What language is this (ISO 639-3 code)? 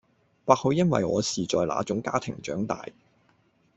yue